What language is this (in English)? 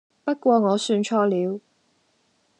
Cantonese